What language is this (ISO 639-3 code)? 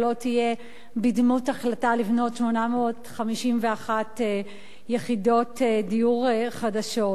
heb